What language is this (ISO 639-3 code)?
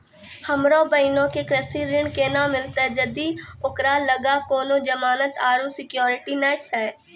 mai